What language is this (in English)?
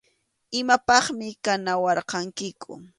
Arequipa-La Unión Quechua